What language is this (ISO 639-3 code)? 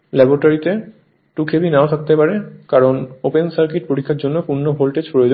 ben